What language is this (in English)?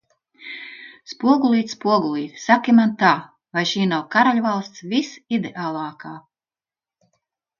Latvian